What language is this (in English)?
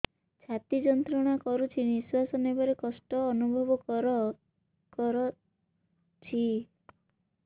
Odia